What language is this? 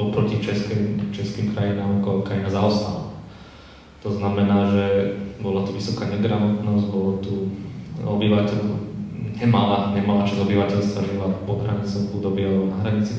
Slovak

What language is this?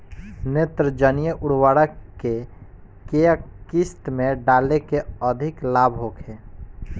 Bhojpuri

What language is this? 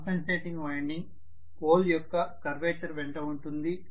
Telugu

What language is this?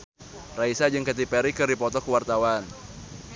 Sundanese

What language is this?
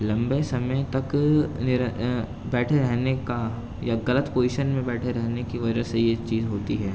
Urdu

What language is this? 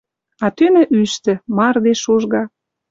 Western Mari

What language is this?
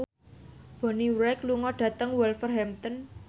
Javanese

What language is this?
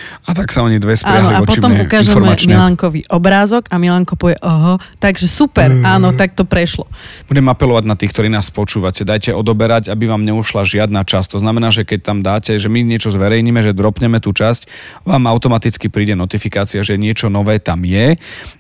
Slovak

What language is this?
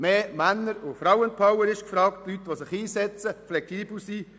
Swiss German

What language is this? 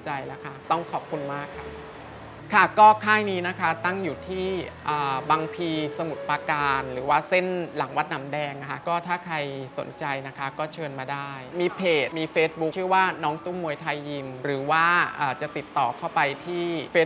Thai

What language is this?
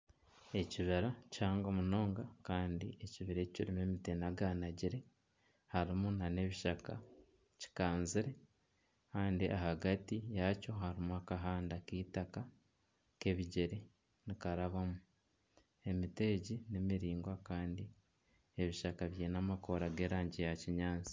Nyankole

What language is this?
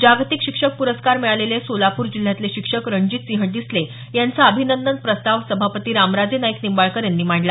Marathi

